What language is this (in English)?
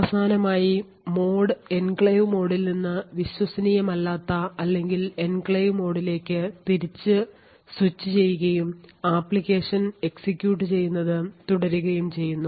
Malayalam